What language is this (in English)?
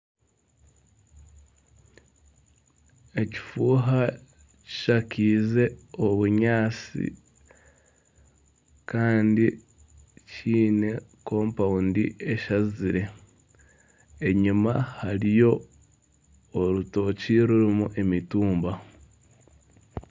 Nyankole